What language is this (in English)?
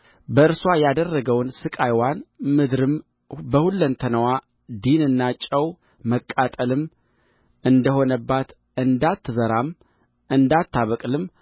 Amharic